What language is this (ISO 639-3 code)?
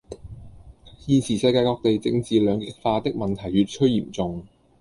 yue